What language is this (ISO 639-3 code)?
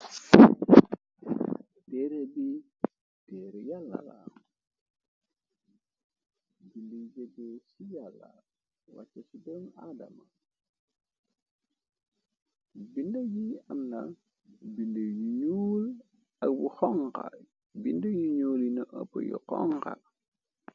wol